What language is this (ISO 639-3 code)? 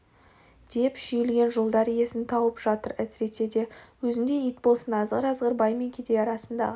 kaz